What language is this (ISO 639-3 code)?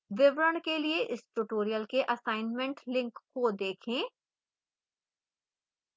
hin